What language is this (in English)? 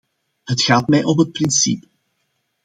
Dutch